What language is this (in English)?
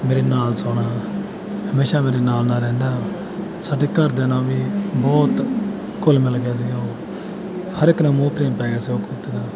Punjabi